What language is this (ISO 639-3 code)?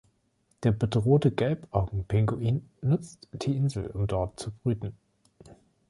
deu